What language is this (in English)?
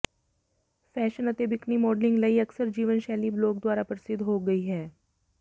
Punjabi